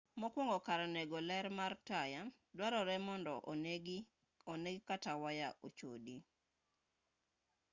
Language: Luo (Kenya and Tanzania)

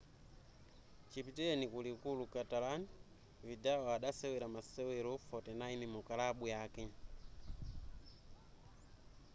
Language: Nyanja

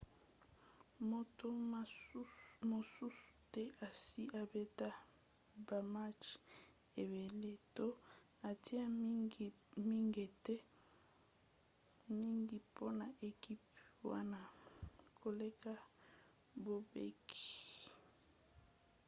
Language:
Lingala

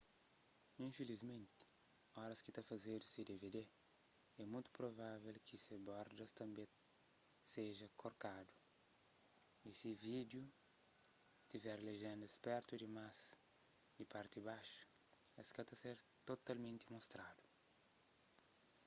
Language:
Kabuverdianu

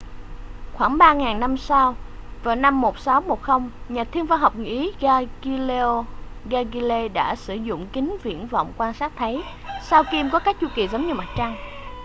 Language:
Vietnamese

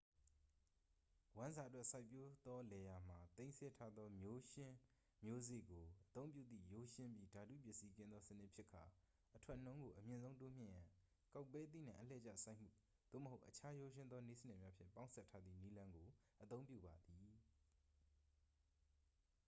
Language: Burmese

